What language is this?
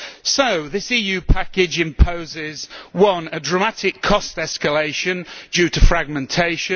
English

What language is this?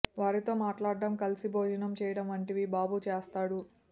Telugu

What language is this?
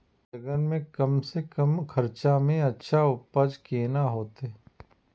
Maithili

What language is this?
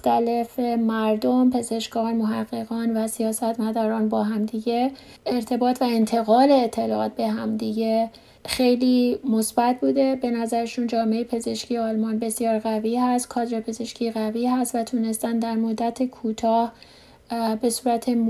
Persian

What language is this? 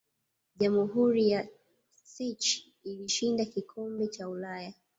Swahili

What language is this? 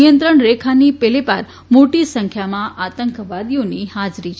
Gujarati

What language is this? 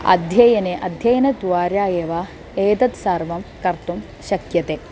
Sanskrit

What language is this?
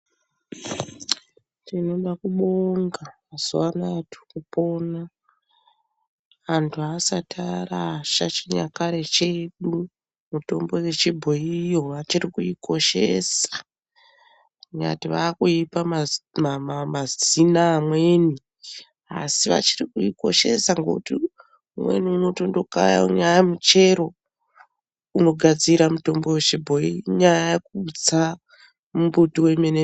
Ndau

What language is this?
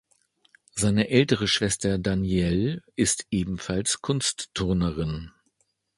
German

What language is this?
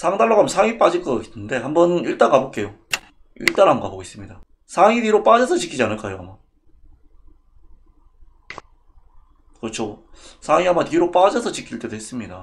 Korean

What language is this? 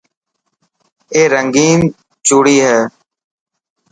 Dhatki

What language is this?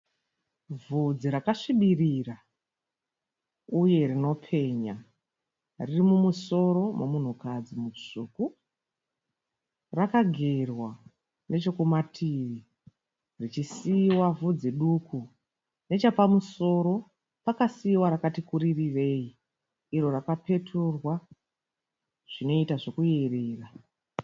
Shona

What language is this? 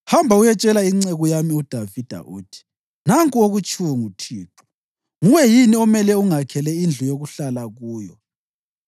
North Ndebele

